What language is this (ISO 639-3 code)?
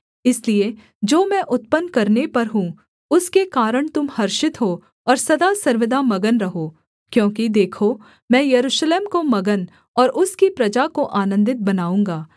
hin